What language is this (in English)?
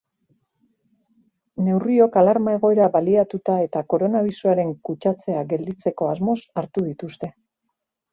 Basque